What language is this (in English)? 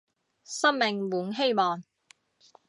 Cantonese